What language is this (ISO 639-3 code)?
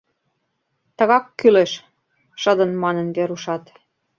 chm